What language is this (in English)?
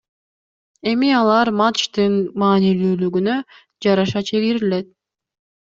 Kyrgyz